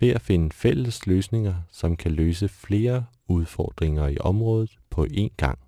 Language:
Danish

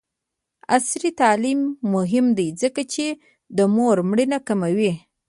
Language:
Pashto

